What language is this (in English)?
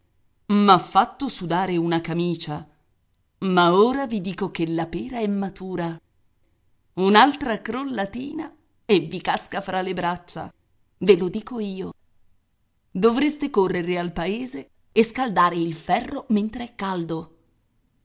Italian